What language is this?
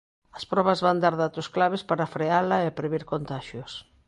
Galician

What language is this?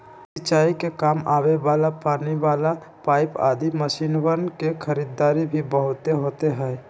Magahi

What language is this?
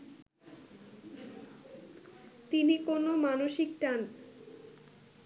Bangla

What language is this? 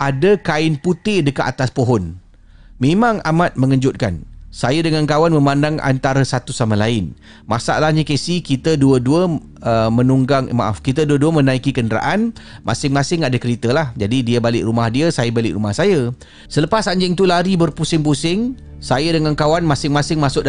Malay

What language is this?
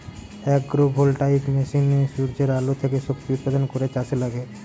Bangla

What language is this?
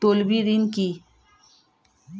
Bangla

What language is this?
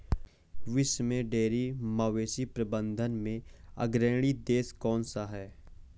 Hindi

